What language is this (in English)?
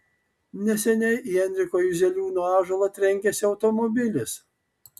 Lithuanian